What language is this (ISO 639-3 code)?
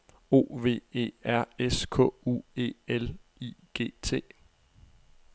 dan